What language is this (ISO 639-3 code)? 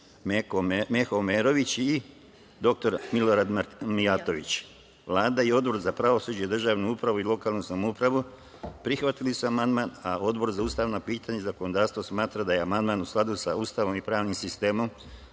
srp